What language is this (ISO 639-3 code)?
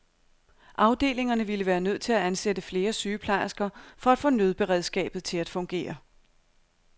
dan